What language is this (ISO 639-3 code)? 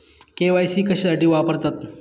mar